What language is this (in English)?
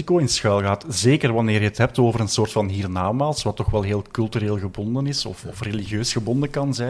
Dutch